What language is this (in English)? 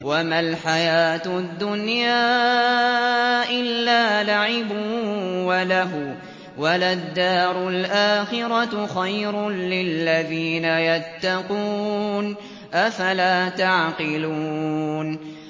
Arabic